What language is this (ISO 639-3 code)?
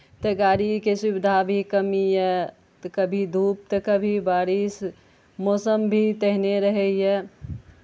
mai